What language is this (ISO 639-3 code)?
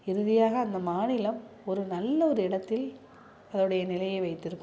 tam